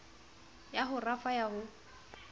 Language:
Southern Sotho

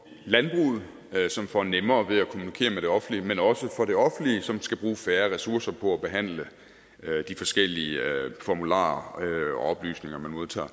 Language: Danish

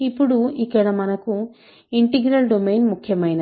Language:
Telugu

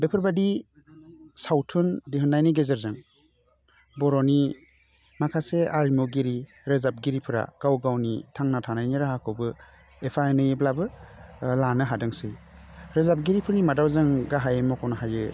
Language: Bodo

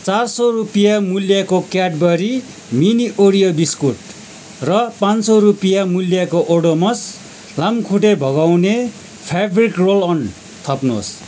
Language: Nepali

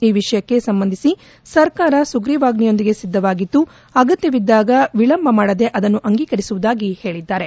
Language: Kannada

